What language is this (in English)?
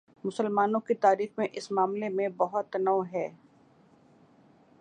Urdu